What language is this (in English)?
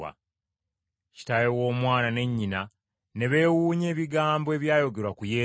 Ganda